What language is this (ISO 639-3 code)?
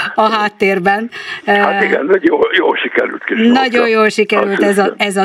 hun